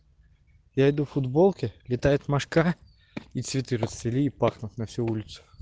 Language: Russian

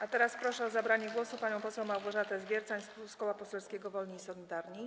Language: Polish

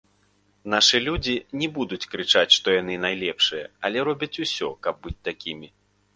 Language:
Belarusian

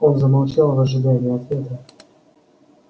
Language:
Russian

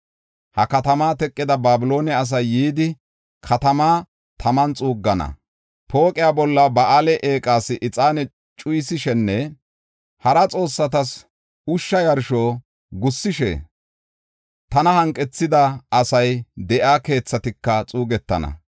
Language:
Gofa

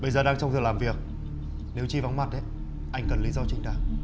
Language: Vietnamese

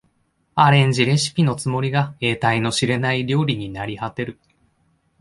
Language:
Japanese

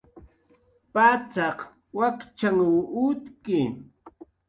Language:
Jaqaru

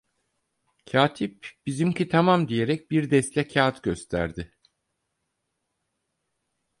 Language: Turkish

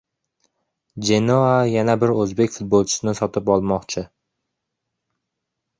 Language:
Uzbek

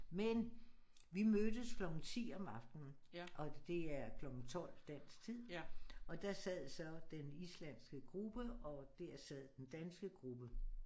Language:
Danish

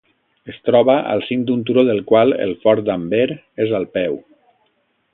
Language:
Catalan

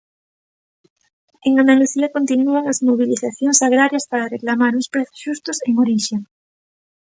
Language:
Galician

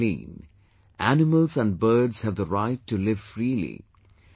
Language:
English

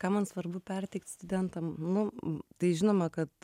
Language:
Lithuanian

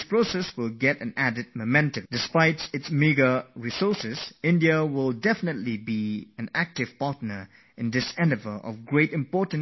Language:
English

